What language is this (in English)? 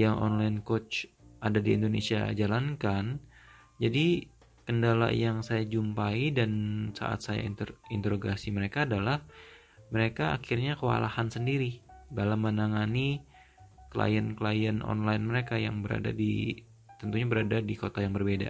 Indonesian